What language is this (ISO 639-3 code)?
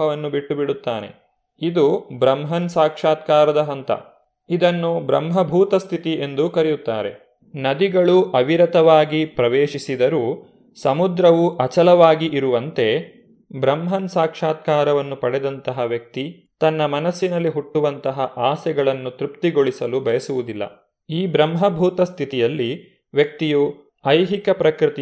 kan